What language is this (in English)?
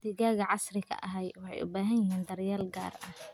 Somali